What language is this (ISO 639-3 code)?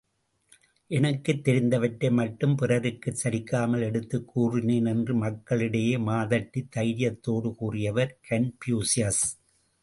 tam